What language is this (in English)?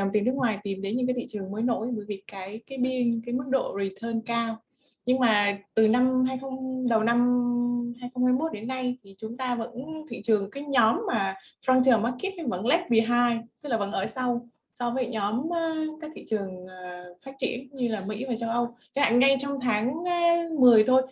Vietnamese